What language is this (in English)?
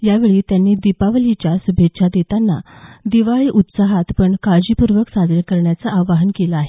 Marathi